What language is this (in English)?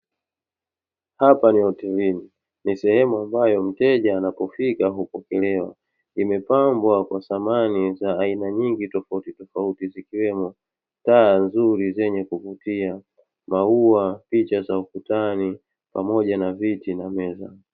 Swahili